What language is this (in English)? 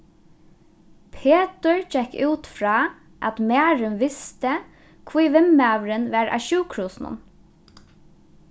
Faroese